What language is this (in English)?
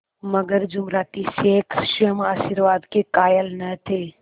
Hindi